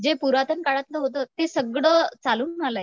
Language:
Marathi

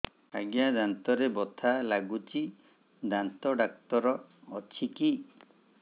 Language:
Odia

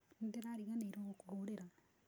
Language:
Kikuyu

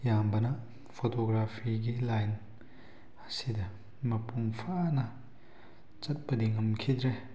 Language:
Manipuri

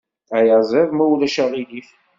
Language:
Kabyle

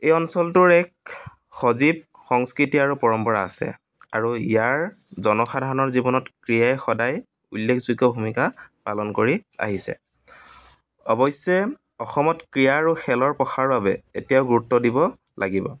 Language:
Assamese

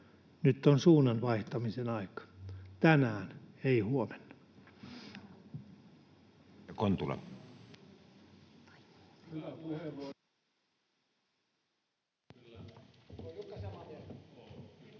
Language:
Finnish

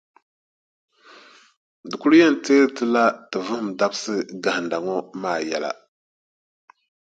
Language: Dagbani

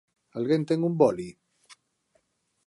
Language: Galician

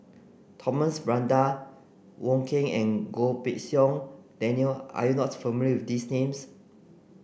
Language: English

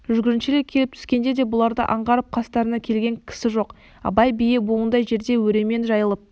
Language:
Kazakh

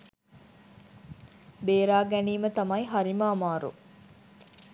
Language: Sinhala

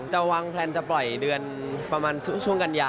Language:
Thai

